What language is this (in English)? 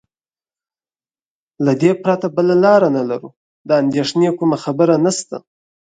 Pashto